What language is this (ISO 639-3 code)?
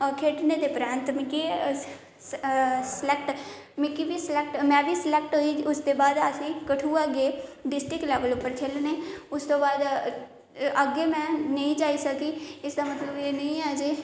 doi